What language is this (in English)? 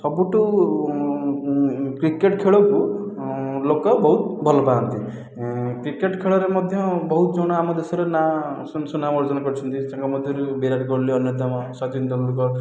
Odia